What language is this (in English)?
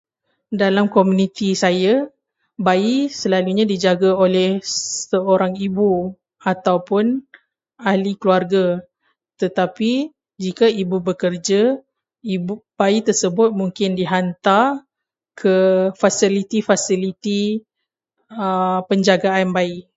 Malay